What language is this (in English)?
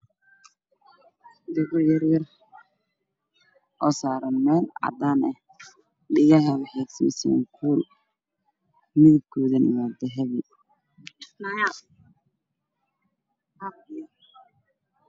Somali